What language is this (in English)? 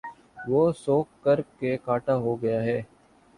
Urdu